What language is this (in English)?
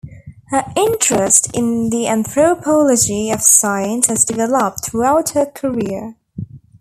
English